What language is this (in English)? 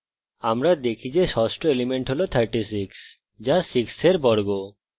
Bangla